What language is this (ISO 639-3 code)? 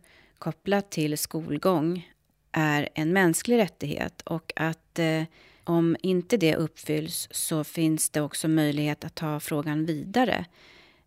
swe